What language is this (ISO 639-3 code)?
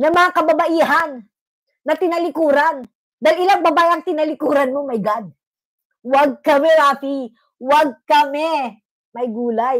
fil